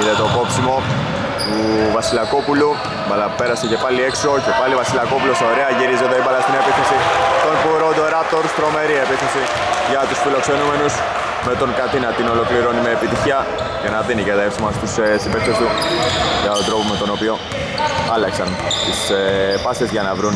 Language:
Greek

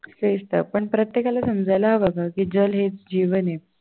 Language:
Marathi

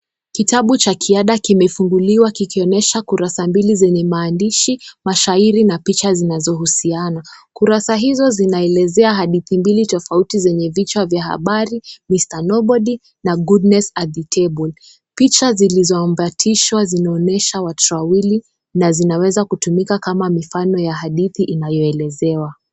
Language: Swahili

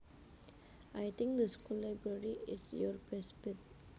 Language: Javanese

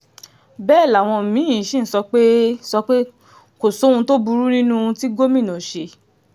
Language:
Yoruba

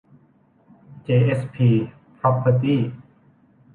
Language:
Thai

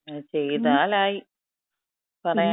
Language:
Malayalam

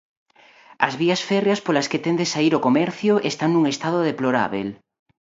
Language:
Galician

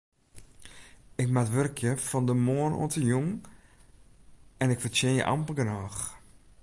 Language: Western Frisian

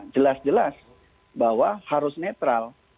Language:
Indonesian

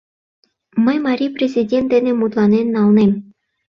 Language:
Mari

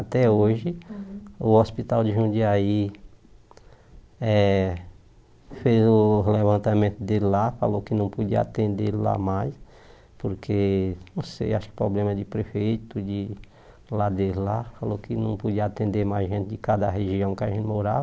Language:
Portuguese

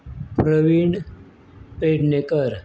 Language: Konkani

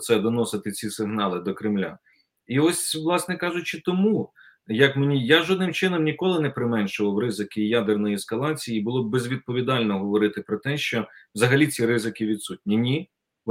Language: Ukrainian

